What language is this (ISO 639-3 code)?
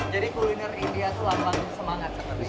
ind